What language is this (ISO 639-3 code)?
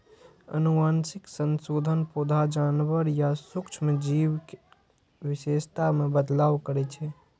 mai